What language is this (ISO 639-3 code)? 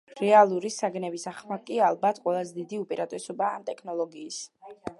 kat